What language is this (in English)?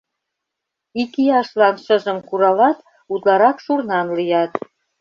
Mari